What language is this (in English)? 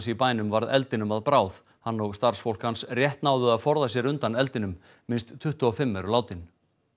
Icelandic